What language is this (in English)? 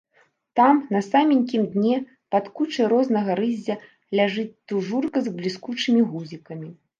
Belarusian